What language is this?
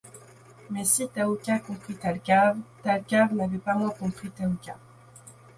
French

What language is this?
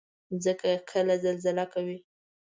Pashto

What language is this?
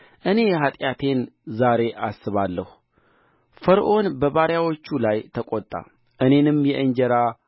Amharic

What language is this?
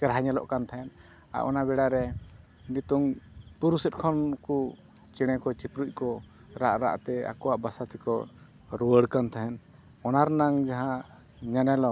Santali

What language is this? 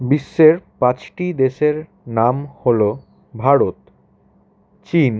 Bangla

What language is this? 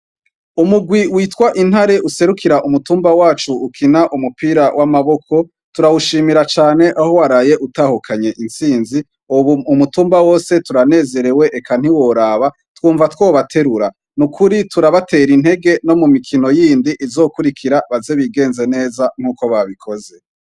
Rundi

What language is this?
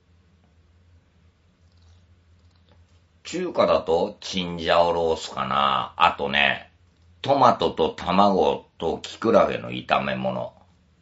Japanese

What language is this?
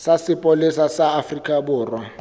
Southern Sotho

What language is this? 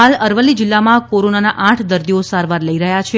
Gujarati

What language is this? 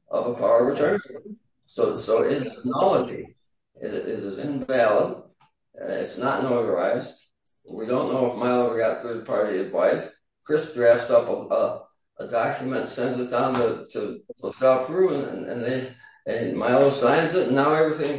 English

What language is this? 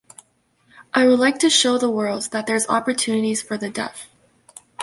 English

